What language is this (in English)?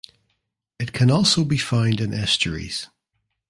English